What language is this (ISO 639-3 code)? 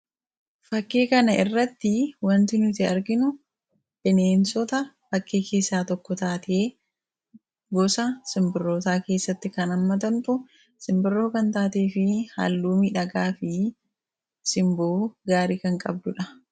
orm